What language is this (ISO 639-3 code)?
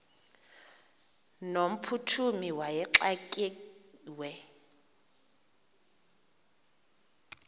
xho